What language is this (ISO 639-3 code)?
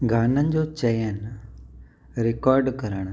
snd